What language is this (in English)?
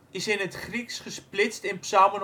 Dutch